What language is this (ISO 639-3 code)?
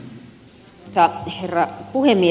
fin